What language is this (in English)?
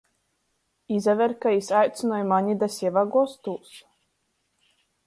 Latgalian